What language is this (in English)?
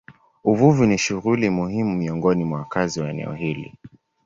Swahili